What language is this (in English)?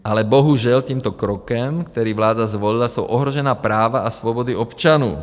Czech